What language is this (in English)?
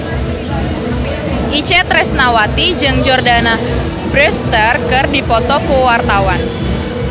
Sundanese